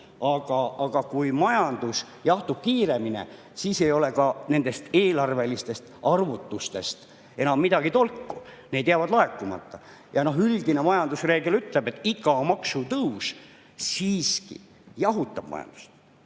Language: Estonian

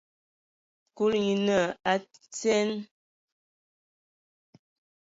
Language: Ewondo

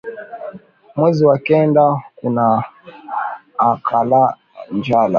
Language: Swahili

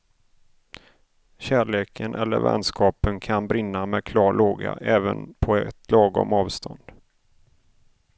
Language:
Swedish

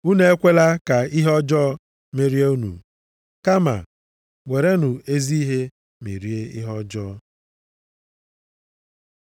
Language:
Igbo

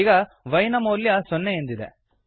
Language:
Kannada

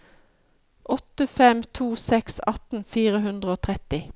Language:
Norwegian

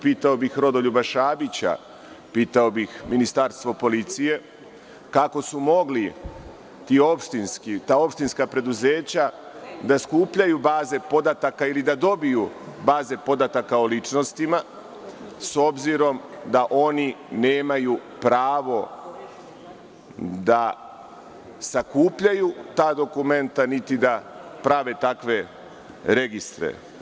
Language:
Serbian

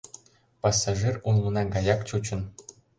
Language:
Mari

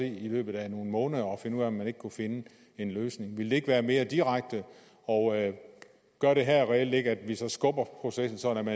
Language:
Danish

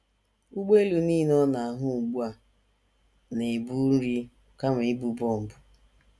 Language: Igbo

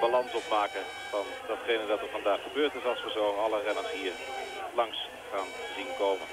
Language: Dutch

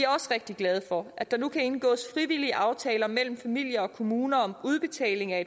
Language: Danish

